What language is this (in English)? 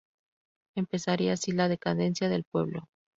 Spanish